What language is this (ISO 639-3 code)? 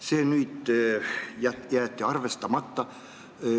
est